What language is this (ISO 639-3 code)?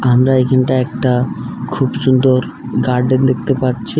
ben